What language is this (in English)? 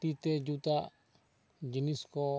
Santali